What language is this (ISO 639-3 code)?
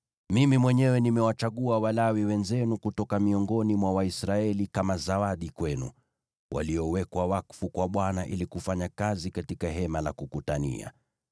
swa